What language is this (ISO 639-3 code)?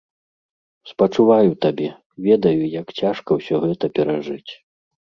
bel